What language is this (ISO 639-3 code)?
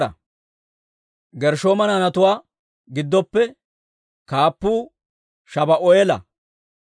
dwr